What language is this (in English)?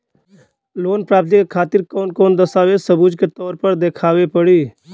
Bhojpuri